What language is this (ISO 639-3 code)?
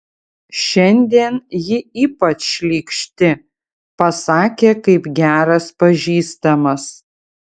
lit